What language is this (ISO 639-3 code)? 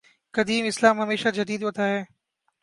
urd